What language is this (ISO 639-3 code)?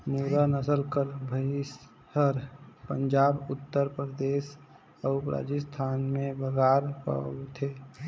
hne